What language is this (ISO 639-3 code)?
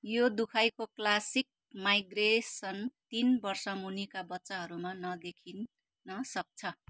nep